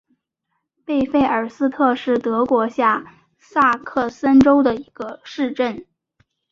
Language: Chinese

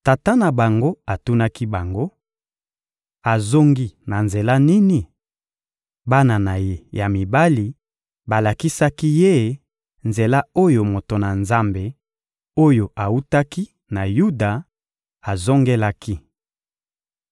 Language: Lingala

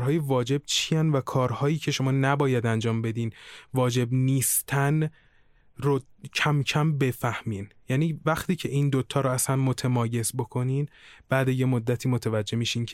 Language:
Persian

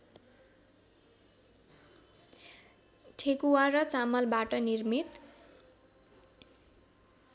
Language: Nepali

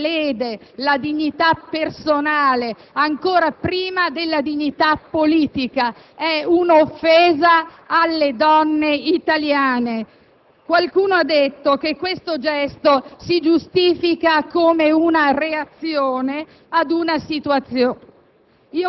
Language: Italian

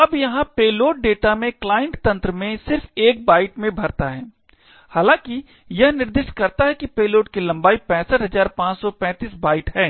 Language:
Hindi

